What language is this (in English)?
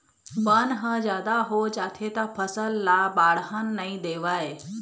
Chhattisgarhi